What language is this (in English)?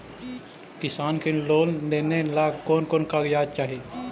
Magahi